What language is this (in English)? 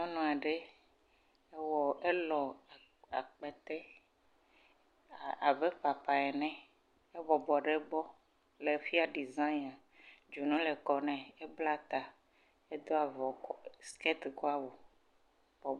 Ewe